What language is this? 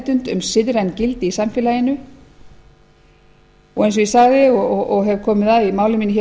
Icelandic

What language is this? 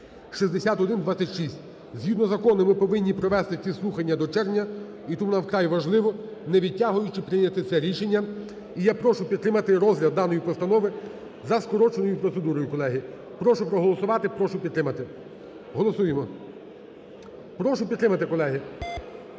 Ukrainian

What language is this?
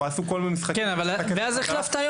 Hebrew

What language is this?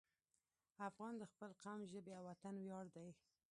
Pashto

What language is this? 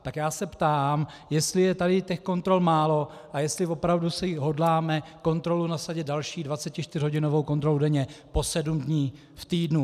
Czech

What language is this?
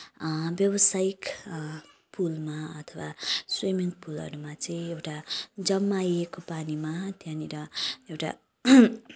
Nepali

